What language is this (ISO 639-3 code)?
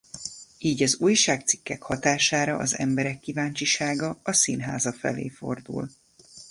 hun